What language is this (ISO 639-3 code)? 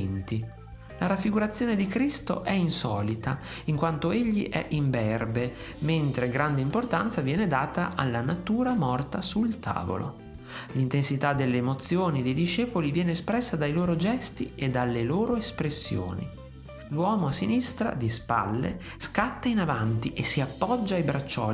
ita